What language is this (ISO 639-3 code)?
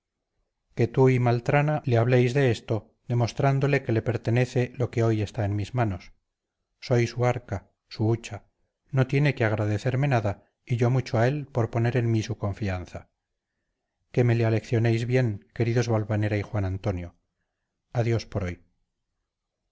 spa